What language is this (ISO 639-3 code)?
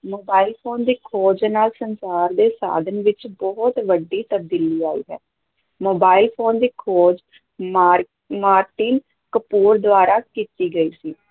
pan